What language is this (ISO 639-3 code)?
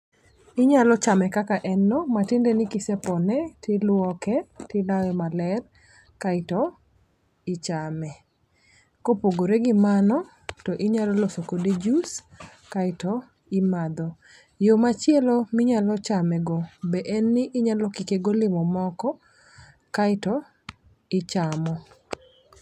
luo